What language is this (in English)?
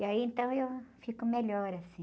Portuguese